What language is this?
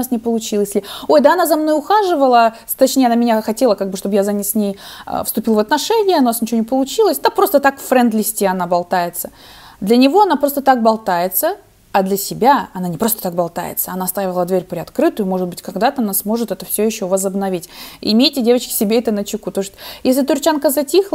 Russian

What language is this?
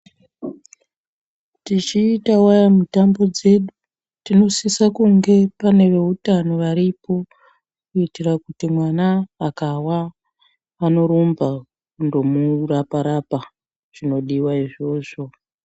Ndau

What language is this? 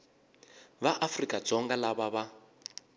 Tsonga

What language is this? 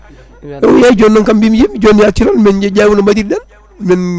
Fula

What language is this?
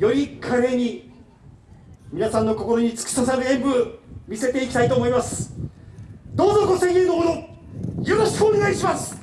Japanese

